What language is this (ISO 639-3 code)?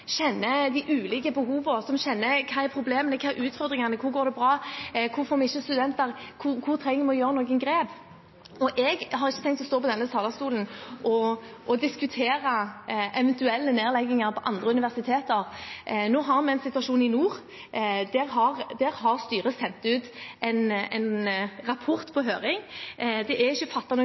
nob